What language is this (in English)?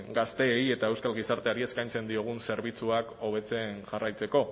Basque